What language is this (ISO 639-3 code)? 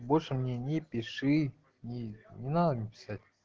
rus